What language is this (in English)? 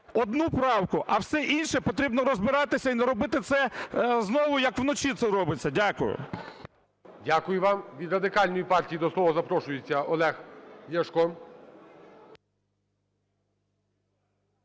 Ukrainian